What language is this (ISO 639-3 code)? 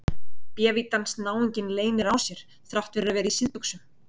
isl